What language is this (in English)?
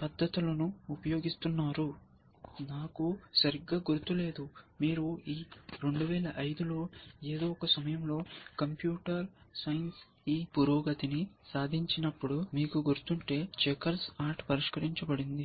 Telugu